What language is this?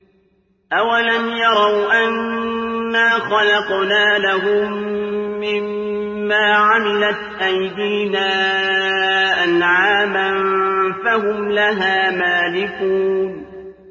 Arabic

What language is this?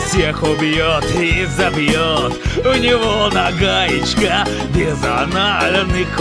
Russian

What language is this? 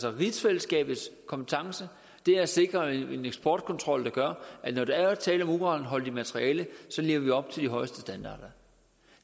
Danish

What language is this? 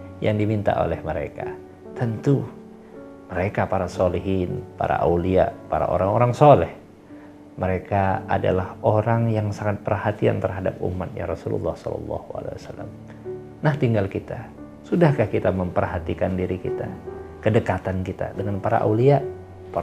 Indonesian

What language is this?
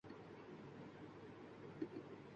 Urdu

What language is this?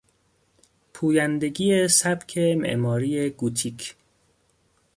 Persian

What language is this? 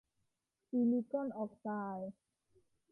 Thai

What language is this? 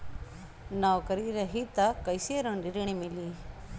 Bhojpuri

